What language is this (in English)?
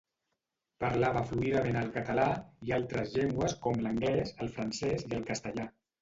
Catalan